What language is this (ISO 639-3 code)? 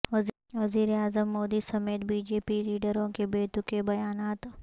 urd